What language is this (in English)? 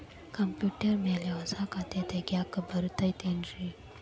Kannada